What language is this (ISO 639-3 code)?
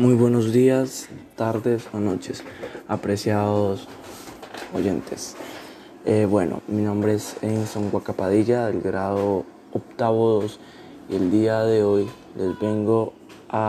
spa